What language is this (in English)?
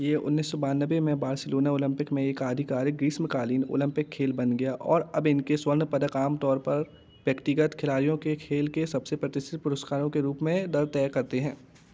Hindi